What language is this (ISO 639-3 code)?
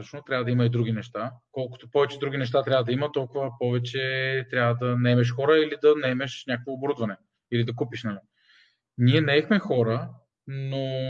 bul